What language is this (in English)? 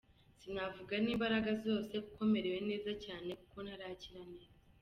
Kinyarwanda